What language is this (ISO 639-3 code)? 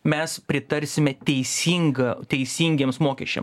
lit